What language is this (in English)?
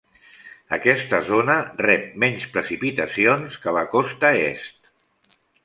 Catalan